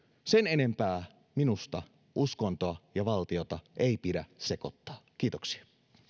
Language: Finnish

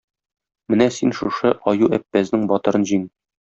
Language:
Tatar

